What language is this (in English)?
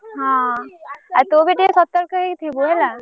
Odia